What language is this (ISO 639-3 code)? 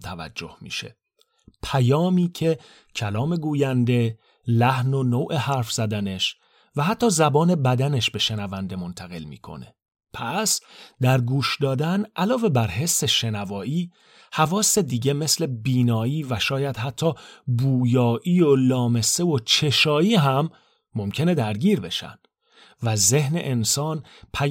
fas